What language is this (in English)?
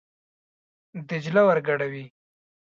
Pashto